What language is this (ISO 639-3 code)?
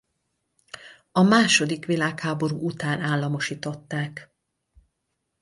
hun